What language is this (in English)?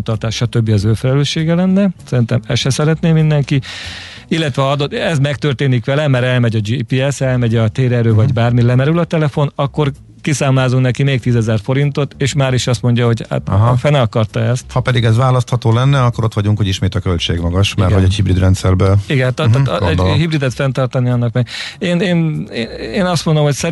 Hungarian